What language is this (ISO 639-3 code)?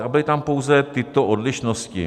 ces